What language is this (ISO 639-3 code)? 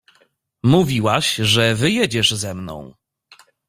pol